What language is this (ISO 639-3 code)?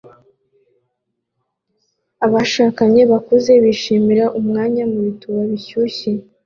kin